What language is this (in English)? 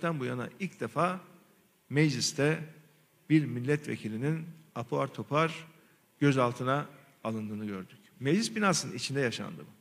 Turkish